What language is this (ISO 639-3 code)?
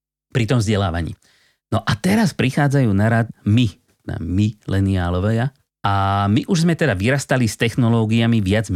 slk